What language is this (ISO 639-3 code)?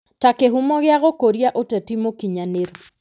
kik